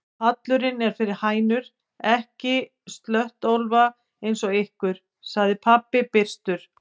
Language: Icelandic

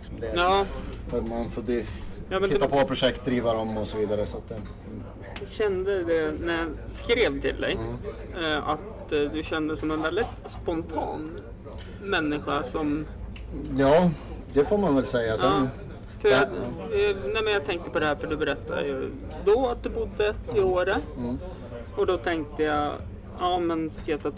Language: Swedish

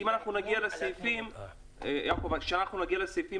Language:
Hebrew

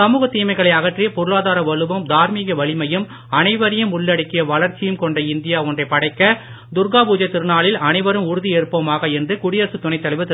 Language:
Tamil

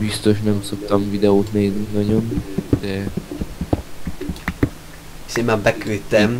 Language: Hungarian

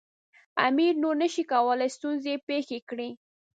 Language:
Pashto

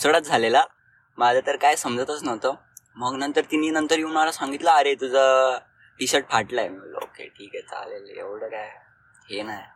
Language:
Marathi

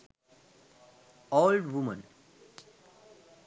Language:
Sinhala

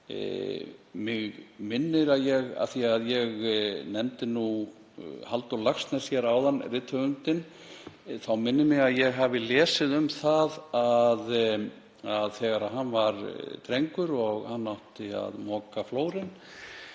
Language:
Icelandic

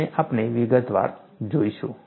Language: Gujarati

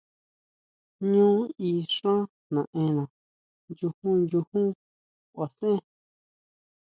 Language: Huautla Mazatec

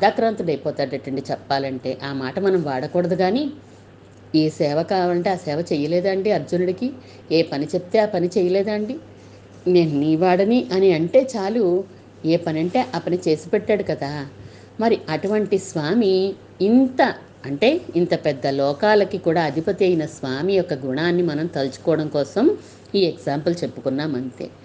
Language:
Telugu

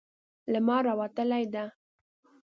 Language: Pashto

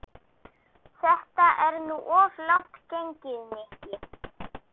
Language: Icelandic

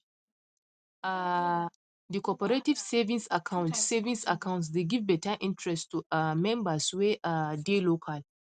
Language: Nigerian Pidgin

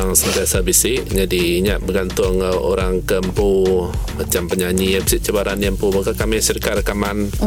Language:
Malay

